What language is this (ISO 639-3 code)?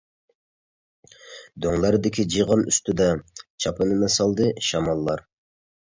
uig